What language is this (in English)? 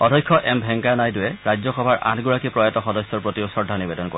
Assamese